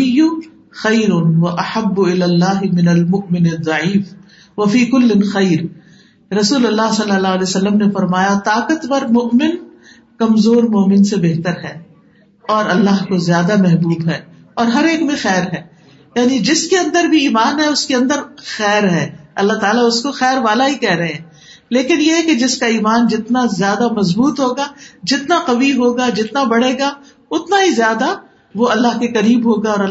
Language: Urdu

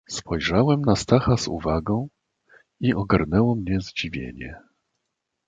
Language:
Polish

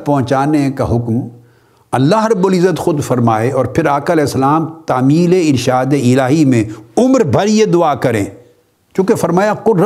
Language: Urdu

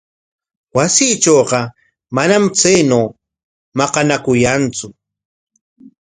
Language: Corongo Ancash Quechua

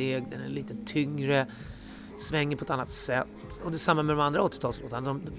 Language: Swedish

